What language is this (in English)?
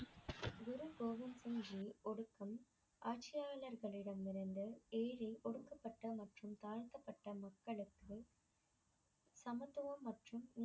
Tamil